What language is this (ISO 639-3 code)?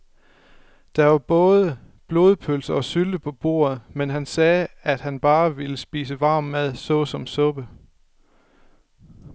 dan